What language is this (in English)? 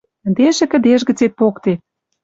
Western Mari